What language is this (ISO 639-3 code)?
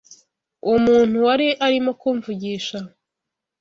kin